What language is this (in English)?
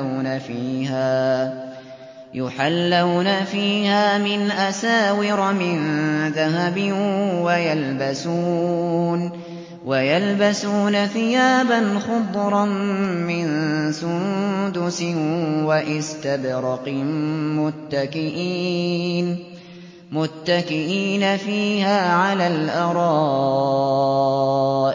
Arabic